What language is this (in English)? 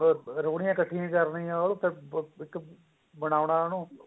Punjabi